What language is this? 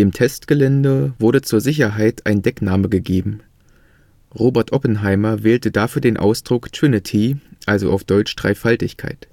German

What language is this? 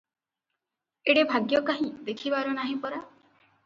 Odia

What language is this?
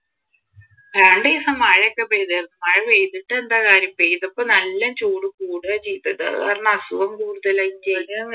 Malayalam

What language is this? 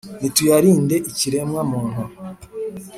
Kinyarwanda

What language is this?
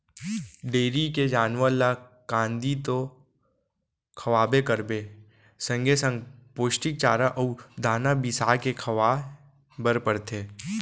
Chhattisgarhi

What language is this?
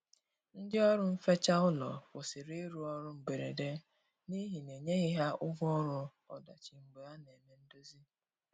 Igbo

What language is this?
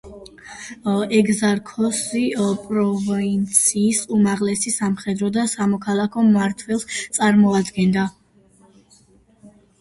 Georgian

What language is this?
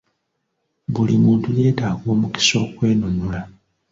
Ganda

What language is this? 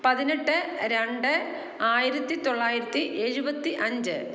Malayalam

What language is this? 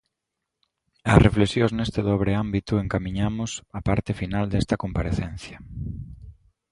Galician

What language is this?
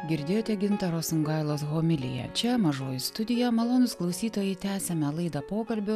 Lithuanian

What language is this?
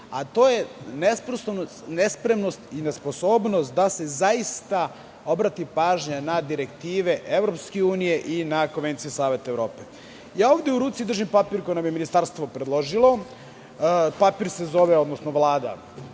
Serbian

